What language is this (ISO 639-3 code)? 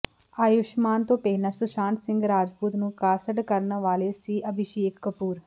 pan